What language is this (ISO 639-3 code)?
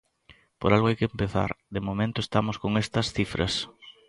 glg